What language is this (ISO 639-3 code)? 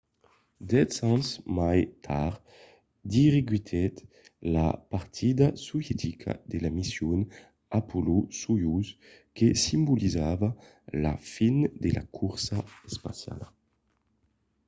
oci